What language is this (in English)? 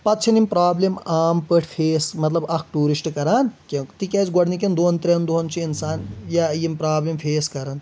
Kashmiri